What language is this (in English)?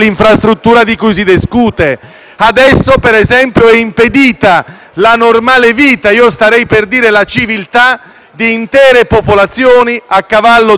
Italian